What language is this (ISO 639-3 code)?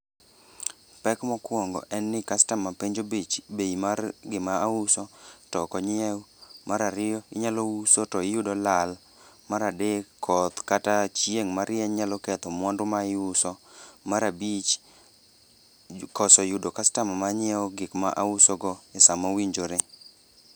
luo